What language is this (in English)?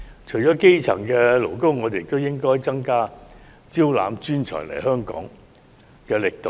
Cantonese